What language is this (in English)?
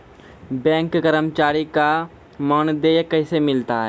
Maithili